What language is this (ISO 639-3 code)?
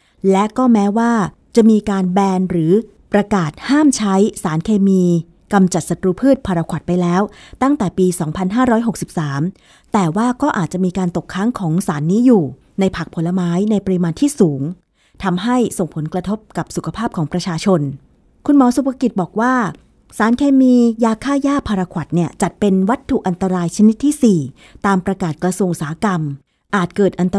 tha